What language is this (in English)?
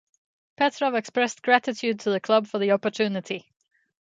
English